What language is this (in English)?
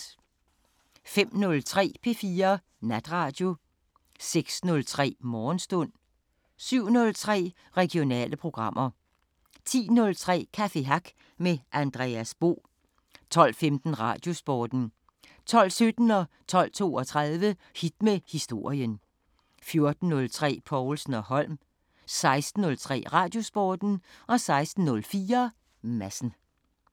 Danish